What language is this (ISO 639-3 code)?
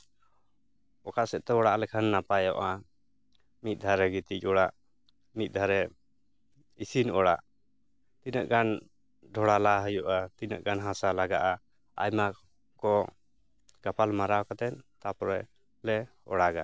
sat